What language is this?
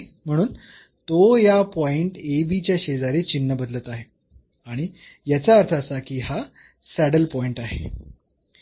Marathi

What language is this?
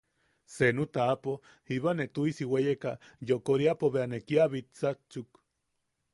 Yaqui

